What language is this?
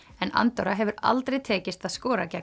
Icelandic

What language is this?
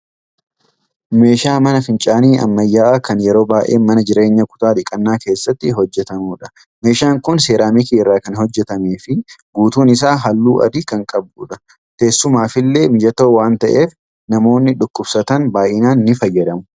Oromo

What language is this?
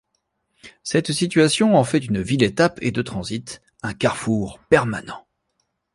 French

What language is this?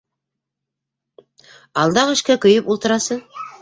Bashkir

